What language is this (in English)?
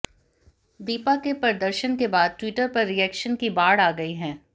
Hindi